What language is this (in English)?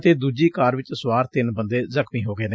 Punjabi